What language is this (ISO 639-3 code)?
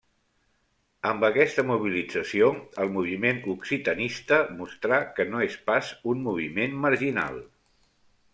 cat